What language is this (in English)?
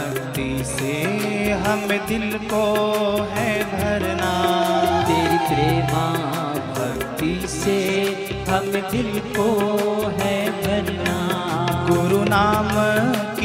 Hindi